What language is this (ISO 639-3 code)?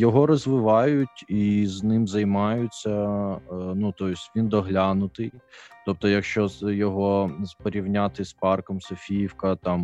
ukr